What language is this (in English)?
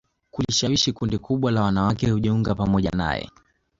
Swahili